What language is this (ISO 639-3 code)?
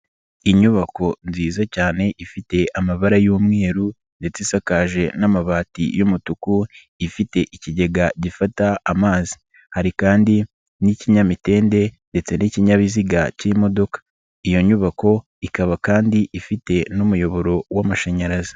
kin